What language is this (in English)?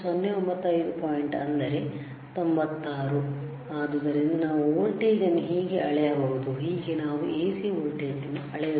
Kannada